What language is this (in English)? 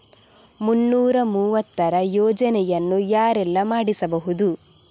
Kannada